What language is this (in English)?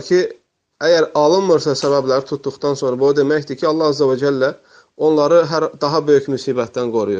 Turkish